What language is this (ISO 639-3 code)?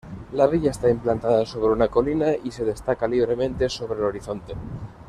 spa